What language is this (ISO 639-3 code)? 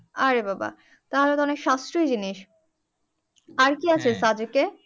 ben